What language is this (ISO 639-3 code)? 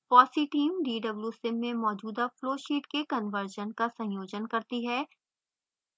hin